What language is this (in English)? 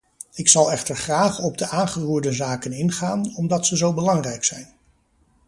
Dutch